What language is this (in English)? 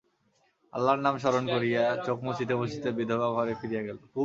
Bangla